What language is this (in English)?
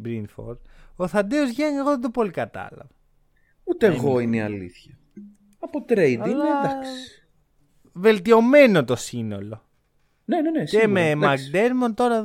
Greek